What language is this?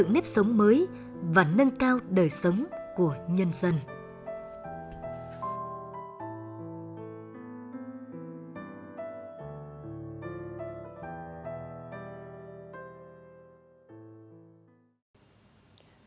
Vietnamese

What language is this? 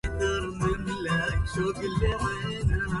Arabic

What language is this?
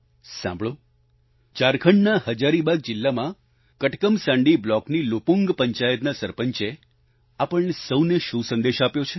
Gujarati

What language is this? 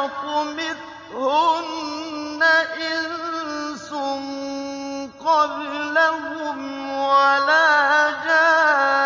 Arabic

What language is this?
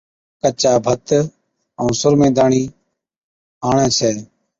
Od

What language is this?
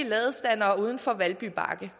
Danish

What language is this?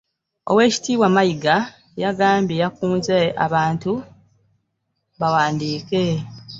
Ganda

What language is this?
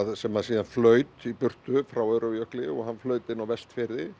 Icelandic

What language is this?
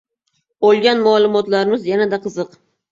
Uzbek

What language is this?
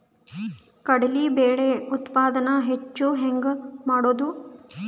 Kannada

